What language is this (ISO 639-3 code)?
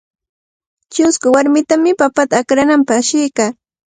qvl